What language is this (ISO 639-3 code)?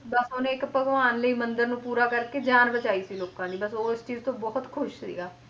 pan